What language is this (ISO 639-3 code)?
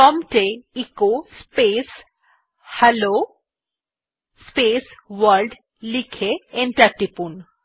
ben